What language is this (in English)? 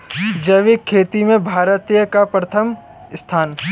Hindi